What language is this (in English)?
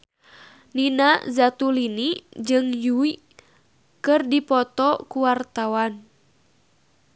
Sundanese